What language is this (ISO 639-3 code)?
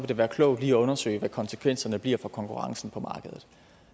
dan